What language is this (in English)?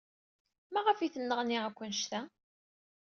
Kabyle